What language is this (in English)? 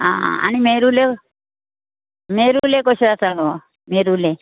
Konkani